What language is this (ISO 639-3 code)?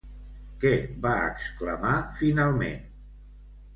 cat